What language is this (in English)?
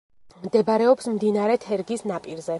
Georgian